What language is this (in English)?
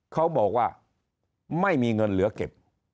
Thai